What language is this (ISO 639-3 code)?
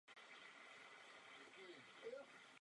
ces